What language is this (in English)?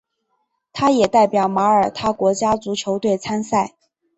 Chinese